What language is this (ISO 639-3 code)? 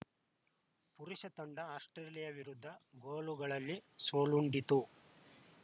kan